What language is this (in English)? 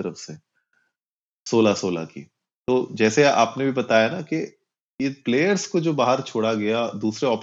Hindi